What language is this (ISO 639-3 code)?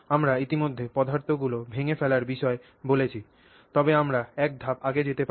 ben